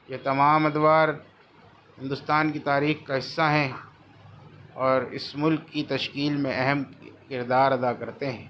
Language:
Urdu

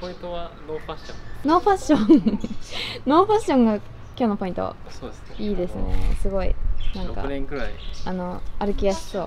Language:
Japanese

